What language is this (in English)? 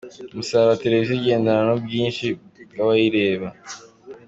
Kinyarwanda